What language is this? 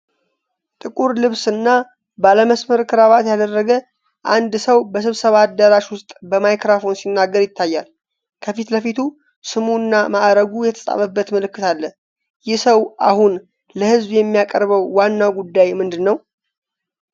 Amharic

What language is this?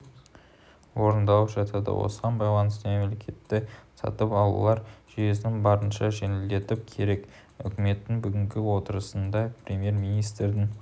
Kazakh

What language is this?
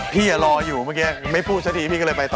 Thai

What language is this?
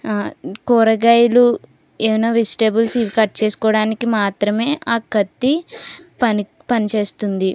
Telugu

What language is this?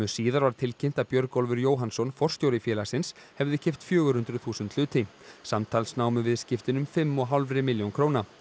Icelandic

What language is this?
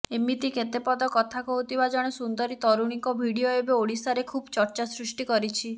Odia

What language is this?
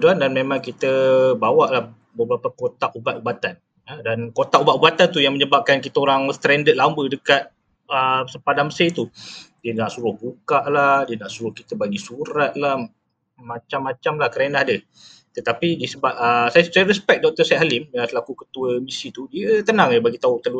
Malay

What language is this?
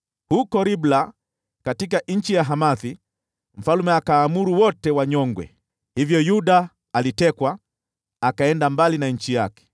Swahili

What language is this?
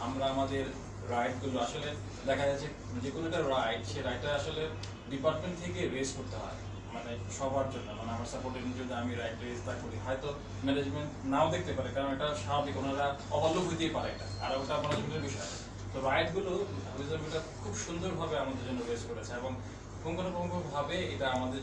Italian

